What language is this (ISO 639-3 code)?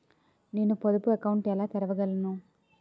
tel